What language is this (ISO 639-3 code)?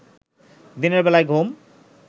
ben